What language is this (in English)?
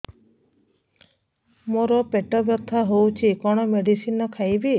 Odia